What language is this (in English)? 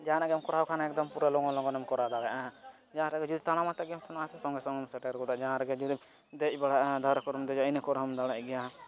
Santali